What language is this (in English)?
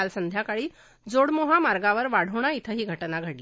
Marathi